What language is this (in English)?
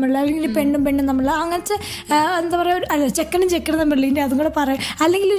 Malayalam